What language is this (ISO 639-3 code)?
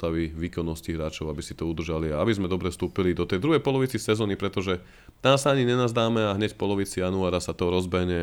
slk